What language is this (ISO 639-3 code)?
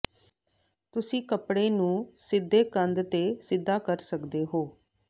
pan